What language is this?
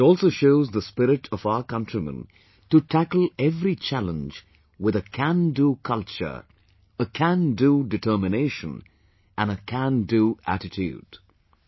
English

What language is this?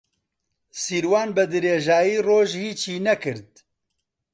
Central Kurdish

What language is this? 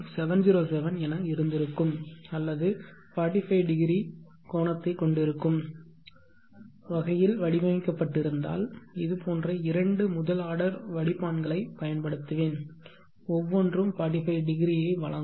Tamil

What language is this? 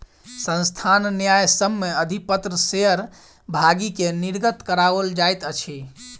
Maithili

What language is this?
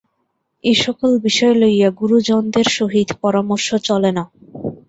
Bangla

